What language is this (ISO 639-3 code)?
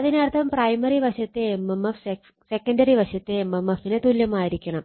mal